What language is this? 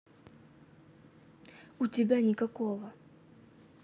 Russian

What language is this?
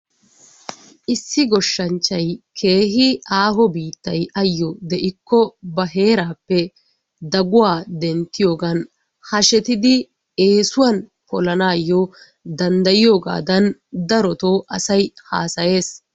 Wolaytta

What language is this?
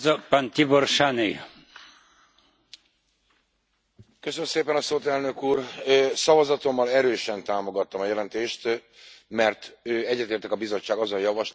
Hungarian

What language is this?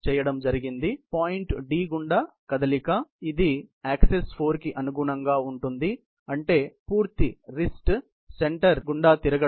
Telugu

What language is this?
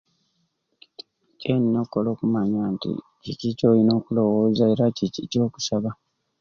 Ruuli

